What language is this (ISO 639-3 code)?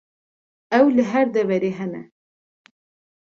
kur